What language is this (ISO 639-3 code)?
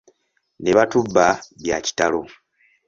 lug